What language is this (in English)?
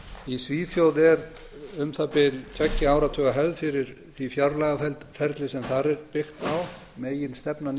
Icelandic